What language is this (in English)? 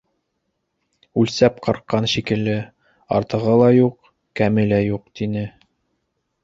Bashkir